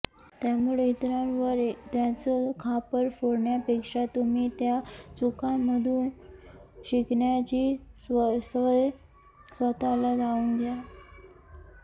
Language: Marathi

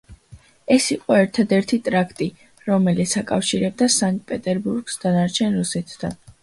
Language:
Georgian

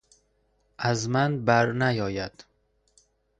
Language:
Persian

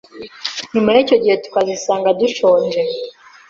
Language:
Kinyarwanda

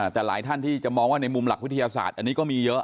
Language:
Thai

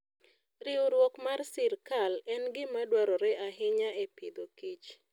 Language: Luo (Kenya and Tanzania)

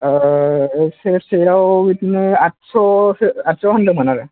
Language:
Bodo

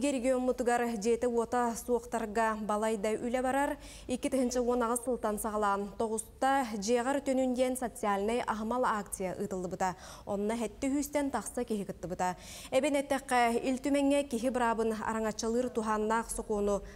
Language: Turkish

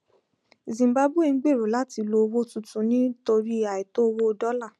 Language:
Yoruba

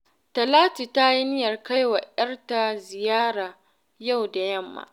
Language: Hausa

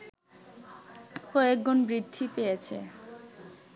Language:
Bangla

